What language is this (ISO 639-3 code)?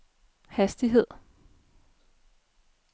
dan